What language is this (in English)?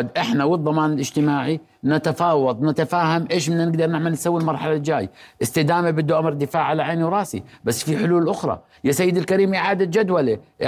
Arabic